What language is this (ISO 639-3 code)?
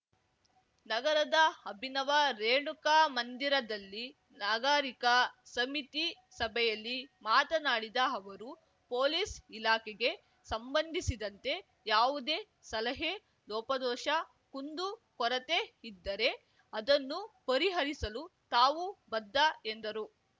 kan